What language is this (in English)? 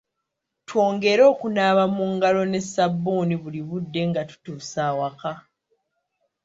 Ganda